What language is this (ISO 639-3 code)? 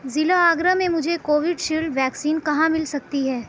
urd